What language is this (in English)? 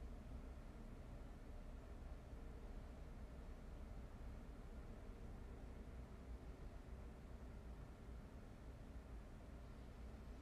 Japanese